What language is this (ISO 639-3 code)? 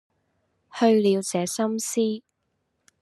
yue